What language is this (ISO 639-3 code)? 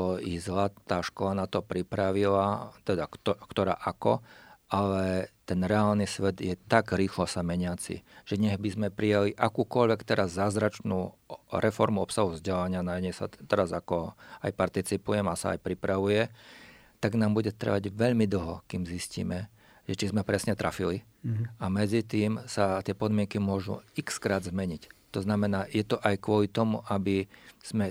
slk